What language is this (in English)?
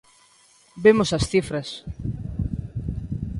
Galician